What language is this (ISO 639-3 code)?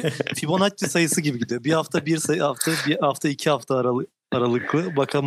tur